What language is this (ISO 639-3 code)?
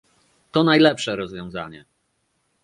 pol